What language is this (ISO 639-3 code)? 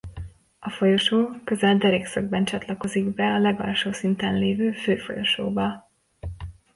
hun